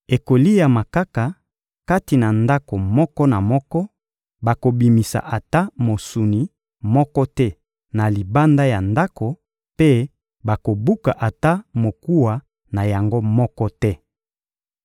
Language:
Lingala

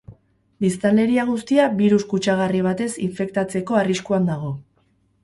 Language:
Basque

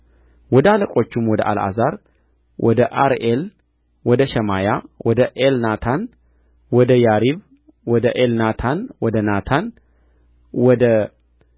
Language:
Amharic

